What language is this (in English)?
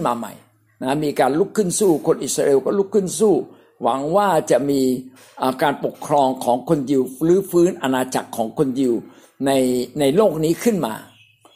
Thai